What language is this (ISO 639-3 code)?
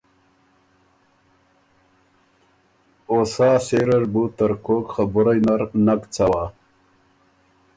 oru